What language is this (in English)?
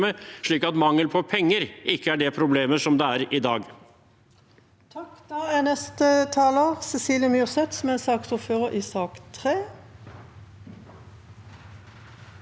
Norwegian